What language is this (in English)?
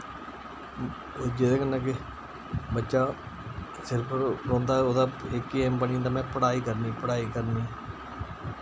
Dogri